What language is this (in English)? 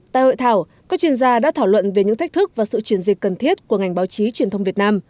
Vietnamese